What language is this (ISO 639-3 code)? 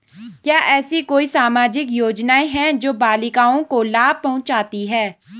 hin